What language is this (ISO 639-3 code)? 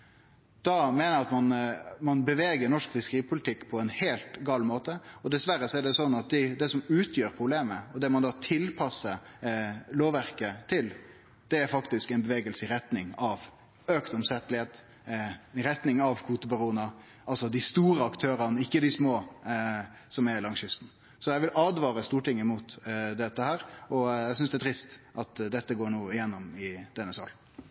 nno